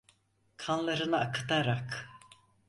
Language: Turkish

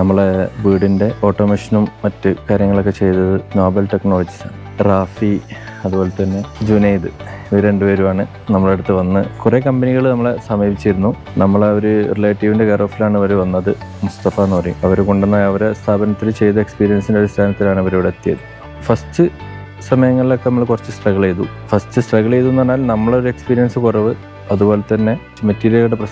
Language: Malayalam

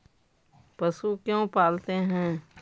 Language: Magahi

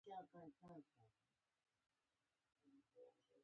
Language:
Pashto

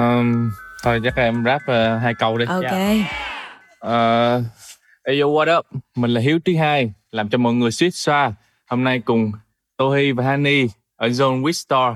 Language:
Vietnamese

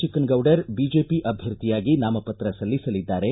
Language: Kannada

